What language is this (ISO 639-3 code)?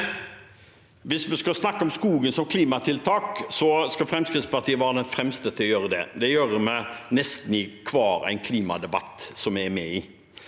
nor